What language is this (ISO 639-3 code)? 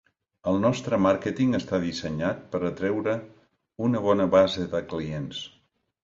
cat